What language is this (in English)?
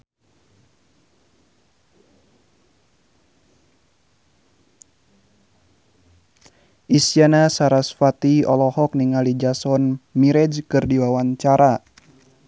Sundanese